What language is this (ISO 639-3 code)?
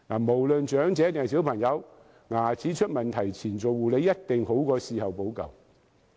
yue